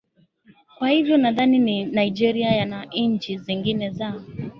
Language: Swahili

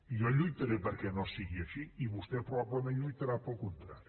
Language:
Catalan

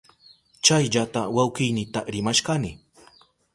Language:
Southern Pastaza Quechua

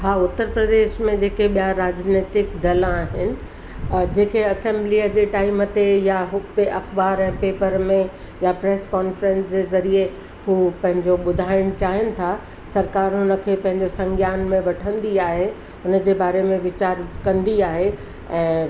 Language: Sindhi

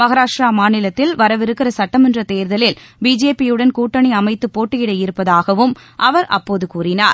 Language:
Tamil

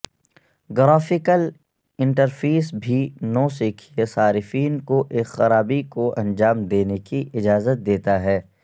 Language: Urdu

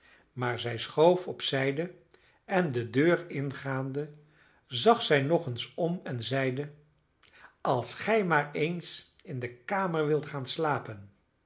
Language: Dutch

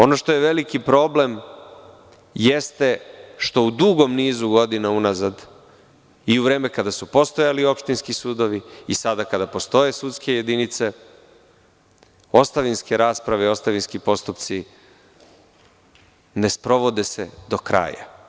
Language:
Serbian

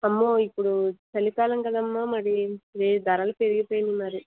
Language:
Telugu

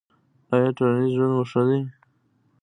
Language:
Pashto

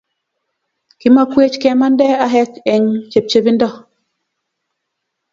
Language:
Kalenjin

